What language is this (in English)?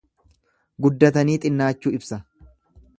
Oromo